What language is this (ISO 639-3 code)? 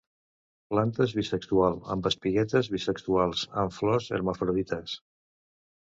cat